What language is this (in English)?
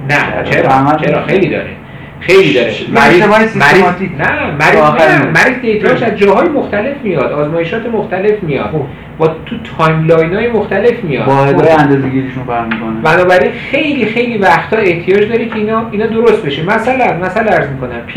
Persian